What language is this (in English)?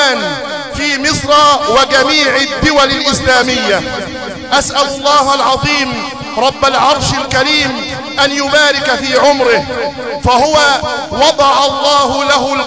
Arabic